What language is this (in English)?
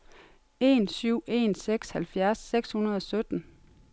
Danish